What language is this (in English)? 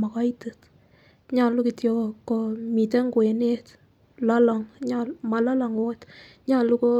Kalenjin